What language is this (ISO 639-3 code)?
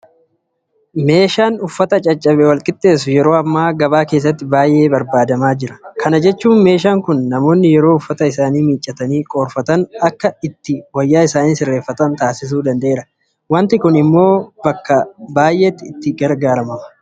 orm